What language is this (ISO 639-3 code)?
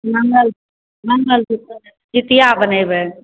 mai